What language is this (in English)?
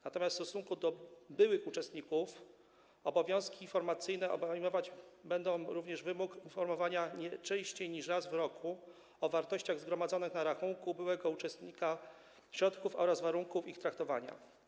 Polish